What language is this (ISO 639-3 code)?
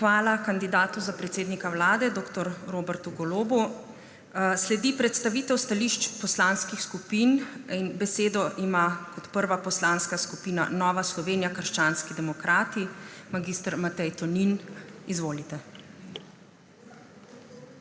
slv